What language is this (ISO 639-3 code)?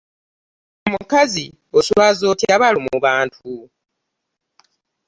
lug